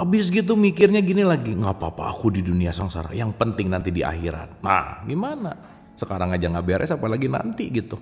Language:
Indonesian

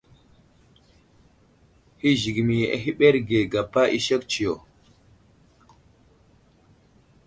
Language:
Wuzlam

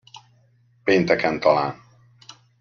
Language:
Hungarian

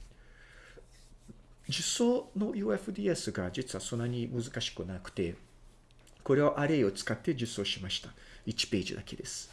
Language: Japanese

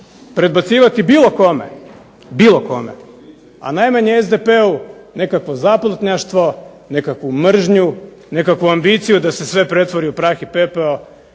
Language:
Croatian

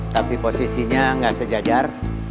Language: Indonesian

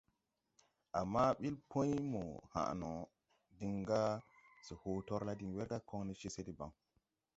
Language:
Tupuri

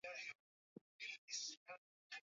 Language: Swahili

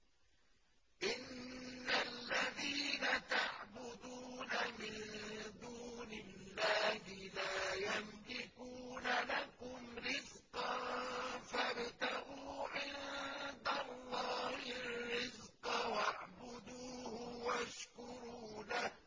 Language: Arabic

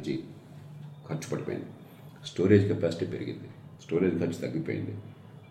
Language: Telugu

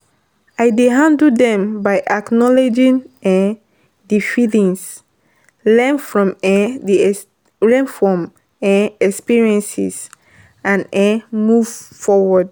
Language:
Nigerian Pidgin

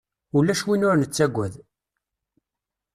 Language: Kabyle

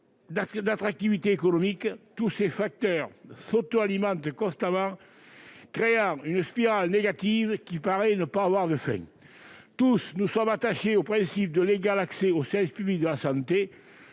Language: French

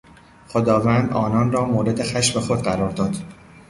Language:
Persian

